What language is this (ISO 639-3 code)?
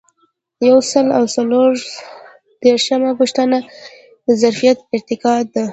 pus